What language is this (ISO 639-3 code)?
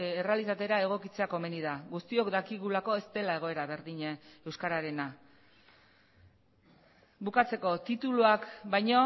eus